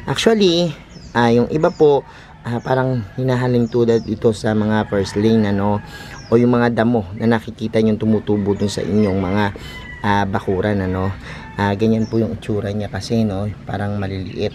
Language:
Filipino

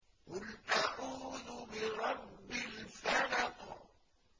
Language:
Arabic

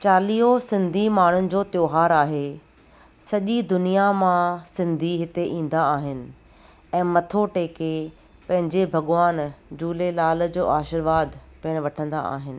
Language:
Sindhi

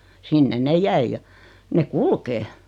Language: Finnish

